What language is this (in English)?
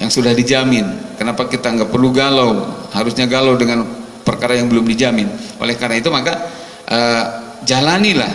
Indonesian